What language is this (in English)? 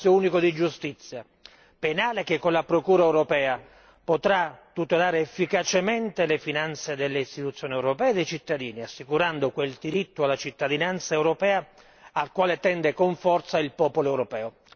Italian